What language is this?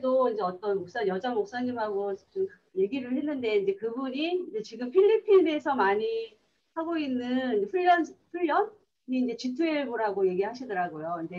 Korean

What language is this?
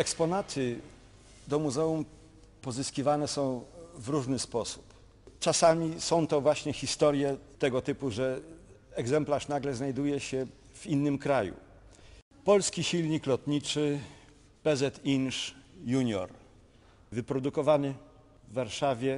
Polish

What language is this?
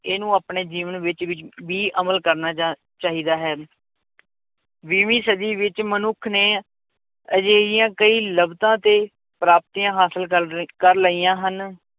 Punjabi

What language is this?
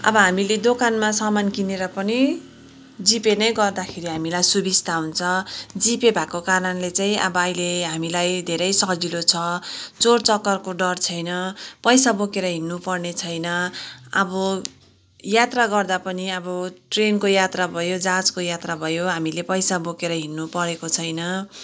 Nepali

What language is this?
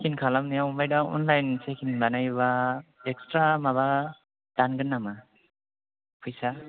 Bodo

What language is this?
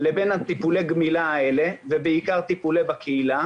Hebrew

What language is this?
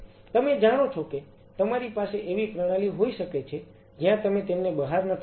Gujarati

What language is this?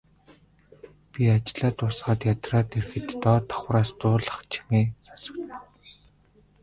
Mongolian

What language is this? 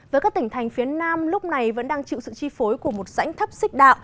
Vietnamese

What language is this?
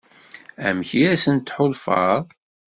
Kabyle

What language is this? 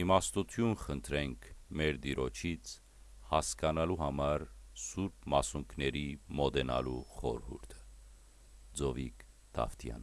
Armenian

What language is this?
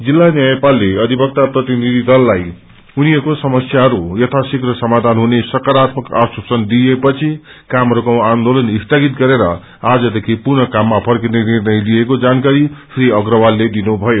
Nepali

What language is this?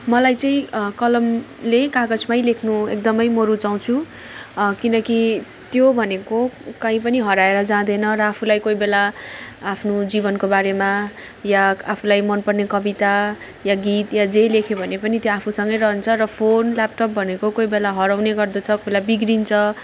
Nepali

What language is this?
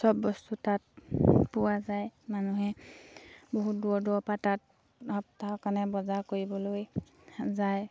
Assamese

